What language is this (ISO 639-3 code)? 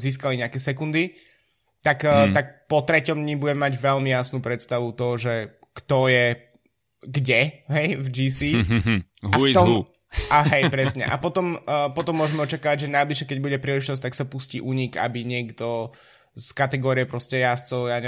slk